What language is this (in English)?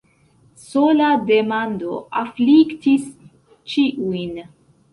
Esperanto